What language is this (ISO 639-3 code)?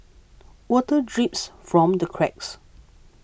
eng